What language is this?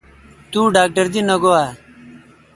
Kalkoti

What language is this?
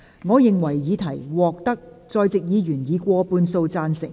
Cantonese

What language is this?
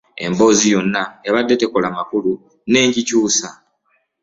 Ganda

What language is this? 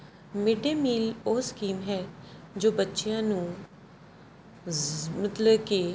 Punjabi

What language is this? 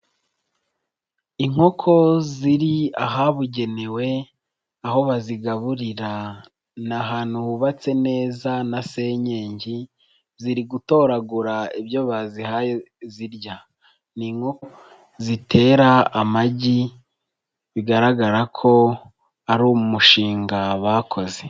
Kinyarwanda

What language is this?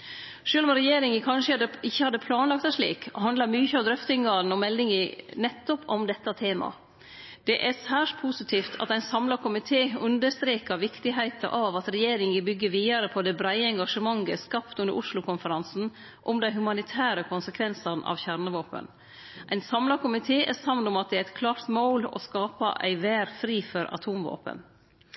Norwegian Nynorsk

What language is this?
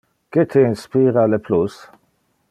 Interlingua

